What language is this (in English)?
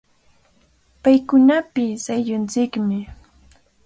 Cajatambo North Lima Quechua